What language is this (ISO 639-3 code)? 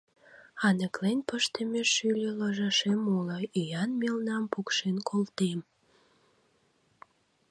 chm